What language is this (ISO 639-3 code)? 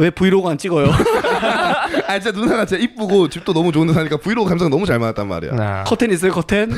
kor